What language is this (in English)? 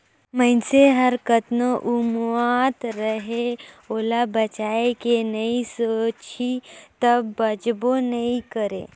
Chhattisgarhi